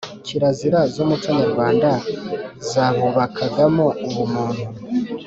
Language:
Kinyarwanda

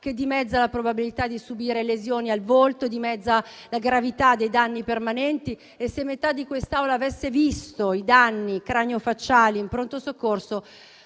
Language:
Italian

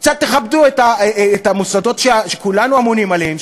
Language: Hebrew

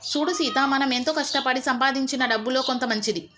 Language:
Telugu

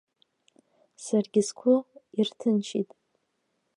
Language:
Abkhazian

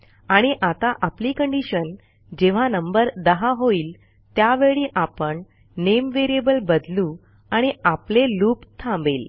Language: Marathi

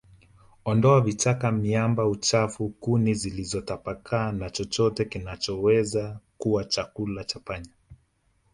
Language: Swahili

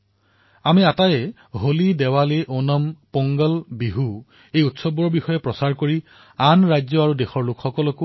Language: Assamese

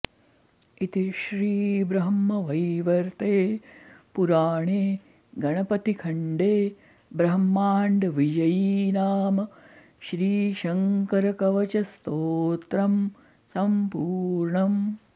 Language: Sanskrit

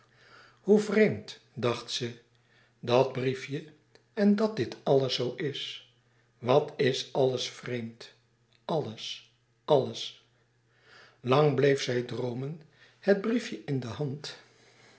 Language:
Dutch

